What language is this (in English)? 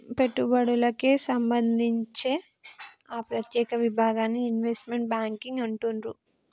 Telugu